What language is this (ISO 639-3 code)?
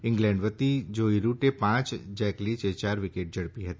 guj